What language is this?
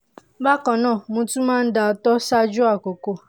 Yoruba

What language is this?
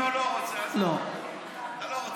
Hebrew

